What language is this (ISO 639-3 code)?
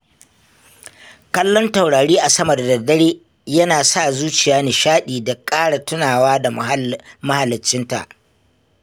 hau